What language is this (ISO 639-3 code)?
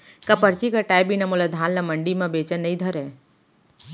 hne